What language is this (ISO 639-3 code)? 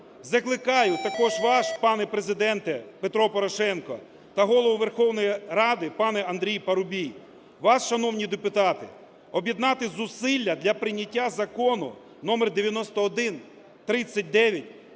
ukr